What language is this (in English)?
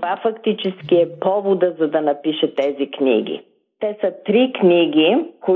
Bulgarian